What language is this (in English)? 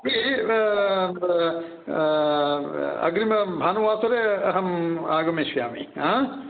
Sanskrit